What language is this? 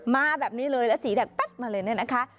Thai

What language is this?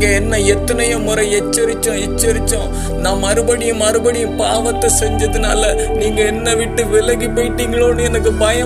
Urdu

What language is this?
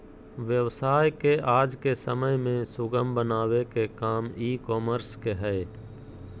Magahi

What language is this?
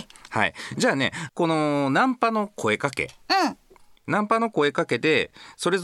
Japanese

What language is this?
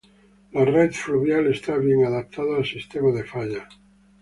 Spanish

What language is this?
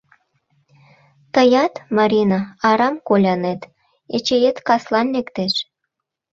Mari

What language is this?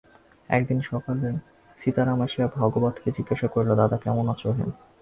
Bangla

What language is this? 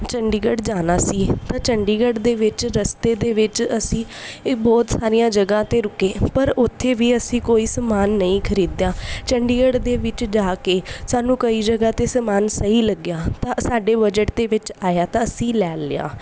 Punjabi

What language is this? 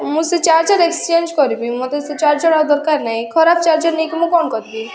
Odia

